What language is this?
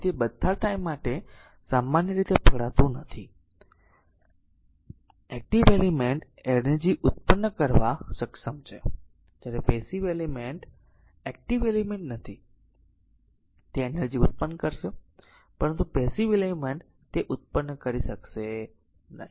Gujarati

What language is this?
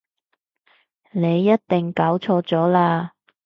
Cantonese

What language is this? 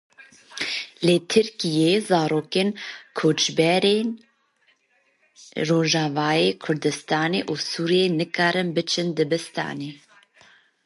Kurdish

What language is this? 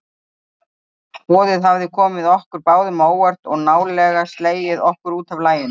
Icelandic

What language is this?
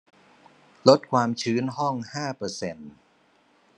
Thai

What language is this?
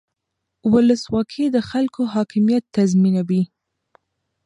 Pashto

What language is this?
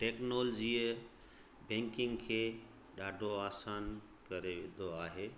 Sindhi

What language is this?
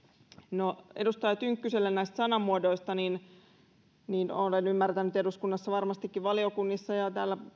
Finnish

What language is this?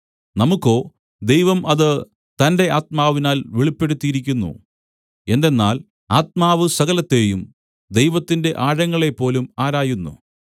Malayalam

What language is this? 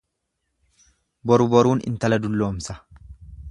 Oromo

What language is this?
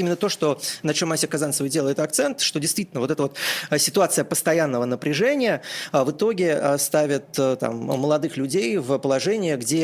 Russian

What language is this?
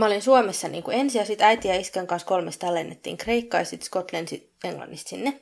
Finnish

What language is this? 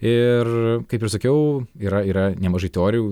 Lithuanian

